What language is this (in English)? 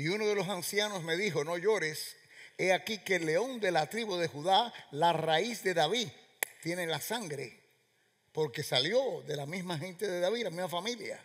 Spanish